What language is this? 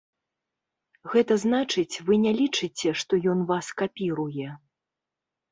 Belarusian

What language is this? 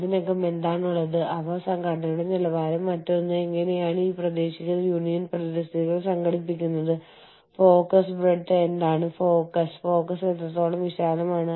Malayalam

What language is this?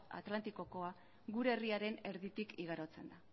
Basque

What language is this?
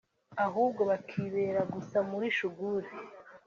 Kinyarwanda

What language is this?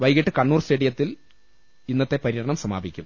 Malayalam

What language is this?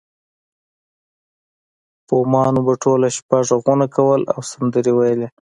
Pashto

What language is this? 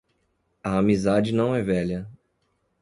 Portuguese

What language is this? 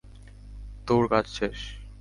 Bangla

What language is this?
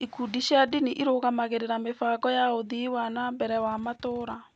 Kikuyu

